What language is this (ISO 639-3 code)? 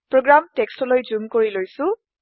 asm